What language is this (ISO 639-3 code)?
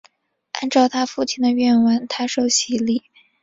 zho